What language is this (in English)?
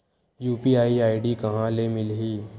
Chhattisgarhi